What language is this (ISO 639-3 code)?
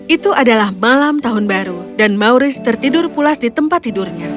ind